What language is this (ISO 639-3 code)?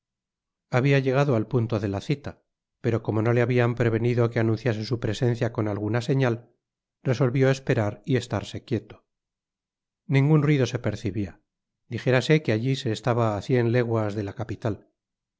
spa